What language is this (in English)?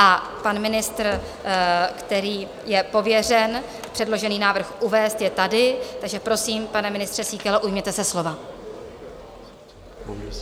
Czech